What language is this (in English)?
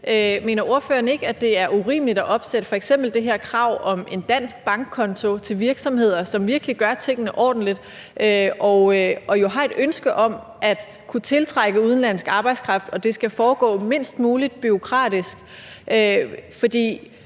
Danish